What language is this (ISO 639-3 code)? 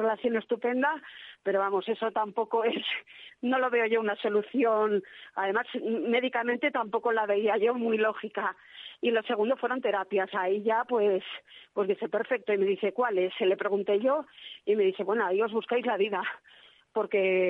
spa